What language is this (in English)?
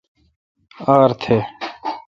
Kalkoti